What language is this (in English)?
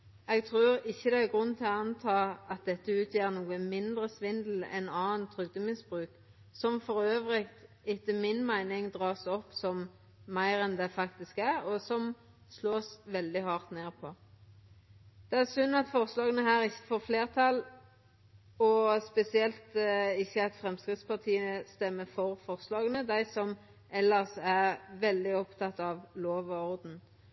Norwegian Nynorsk